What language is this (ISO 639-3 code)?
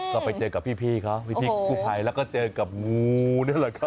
tha